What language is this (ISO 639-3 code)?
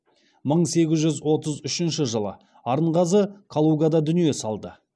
kaz